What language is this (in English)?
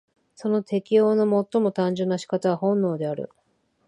Japanese